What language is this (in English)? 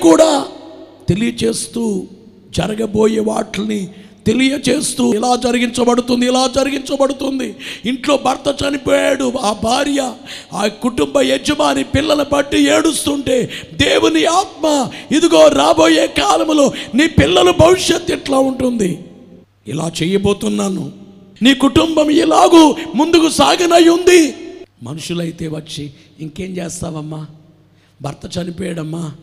Telugu